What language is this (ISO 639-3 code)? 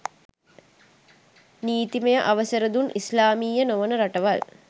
sin